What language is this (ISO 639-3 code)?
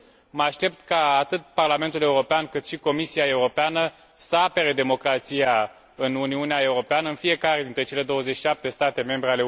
ron